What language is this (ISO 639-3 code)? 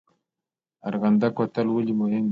pus